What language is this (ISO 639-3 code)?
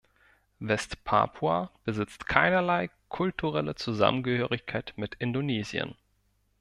deu